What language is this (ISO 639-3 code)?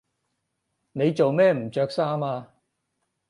yue